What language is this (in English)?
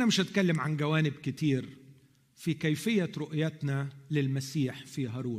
Arabic